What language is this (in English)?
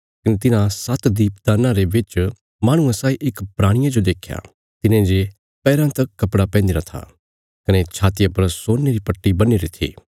Bilaspuri